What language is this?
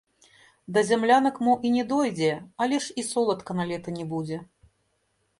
Belarusian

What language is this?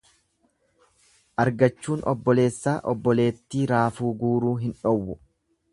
Oromo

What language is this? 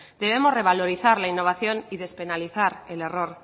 Spanish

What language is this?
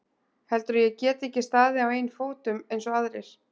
Icelandic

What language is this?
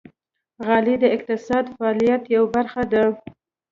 Pashto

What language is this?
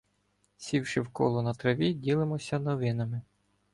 Ukrainian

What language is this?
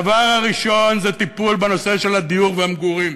Hebrew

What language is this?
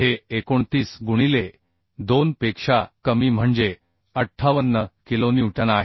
Marathi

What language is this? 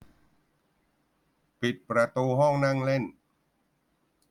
Thai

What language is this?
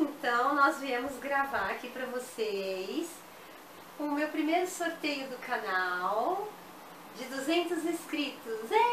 Portuguese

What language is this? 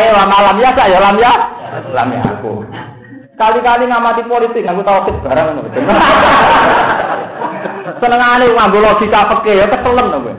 Indonesian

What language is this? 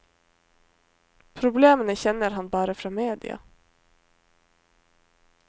Norwegian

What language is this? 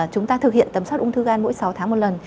Vietnamese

